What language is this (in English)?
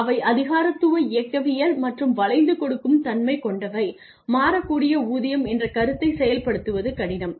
Tamil